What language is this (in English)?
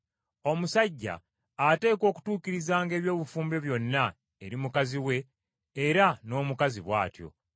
Ganda